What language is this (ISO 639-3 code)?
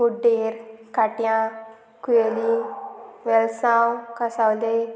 kok